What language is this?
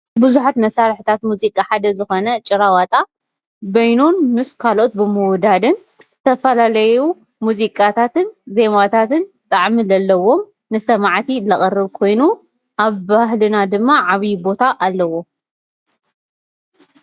Tigrinya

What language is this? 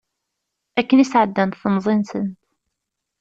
Kabyle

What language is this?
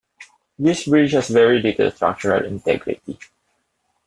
English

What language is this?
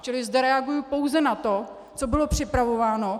Czech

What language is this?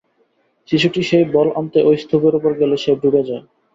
Bangla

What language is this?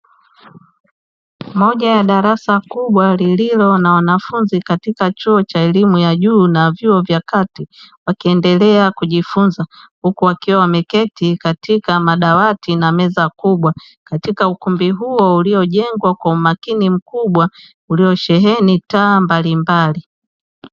Swahili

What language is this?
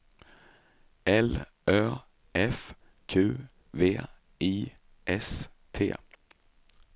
Swedish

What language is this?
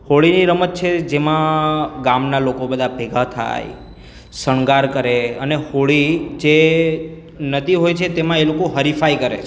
Gujarati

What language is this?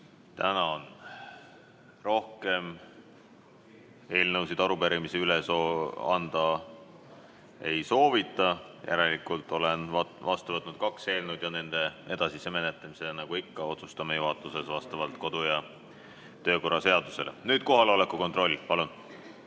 Estonian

